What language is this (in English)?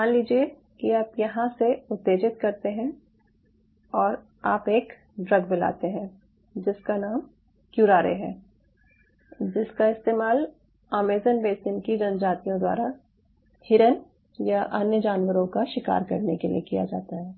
Hindi